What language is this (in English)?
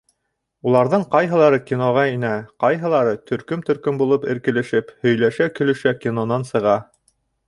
Bashkir